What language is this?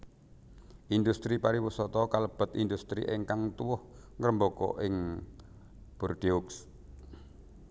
Javanese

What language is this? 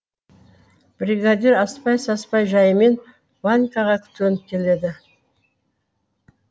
Kazakh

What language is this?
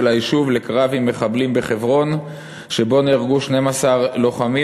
Hebrew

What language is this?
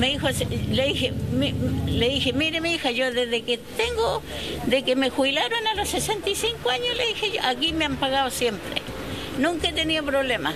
Spanish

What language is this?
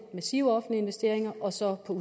Danish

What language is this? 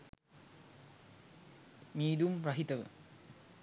Sinhala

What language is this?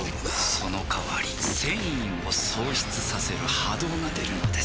Japanese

